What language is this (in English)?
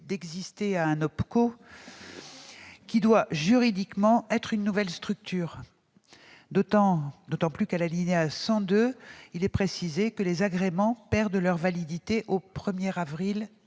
French